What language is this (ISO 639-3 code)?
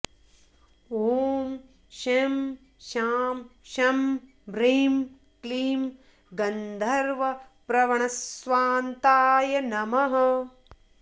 san